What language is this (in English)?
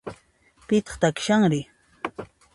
Puno Quechua